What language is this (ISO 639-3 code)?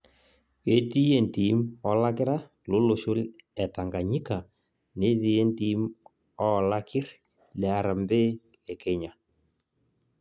mas